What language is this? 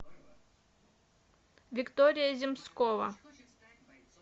Russian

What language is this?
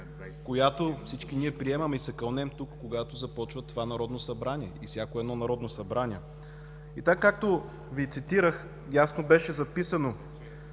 Bulgarian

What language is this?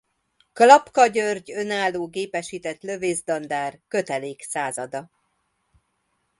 Hungarian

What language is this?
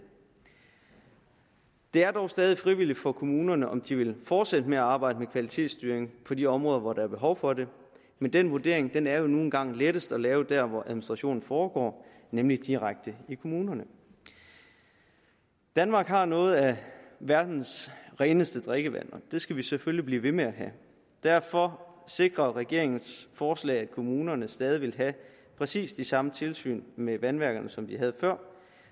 Danish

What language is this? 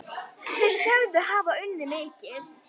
Icelandic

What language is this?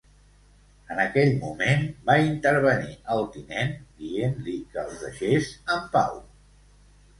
Catalan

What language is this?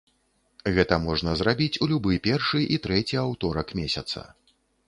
Belarusian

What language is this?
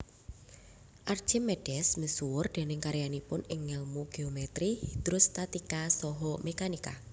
Javanese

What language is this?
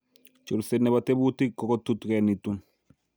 Kalenjin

